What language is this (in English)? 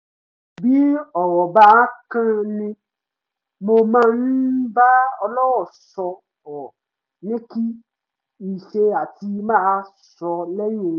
Yoruba